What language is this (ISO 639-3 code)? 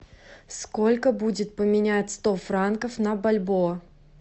rus